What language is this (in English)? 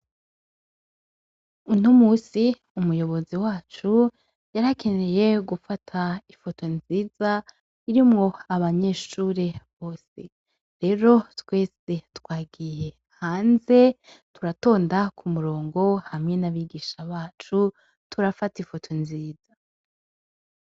Rundi